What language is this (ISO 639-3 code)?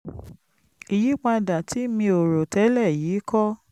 yor